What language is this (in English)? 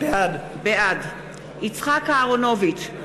Hebrew